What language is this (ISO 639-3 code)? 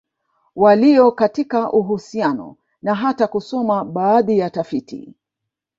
swa